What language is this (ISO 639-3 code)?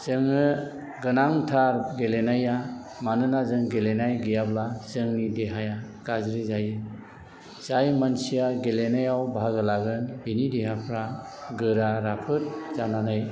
brx